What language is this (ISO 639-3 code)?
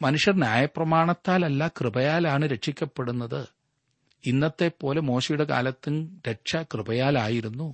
mal